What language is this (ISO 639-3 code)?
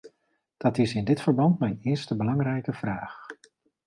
nld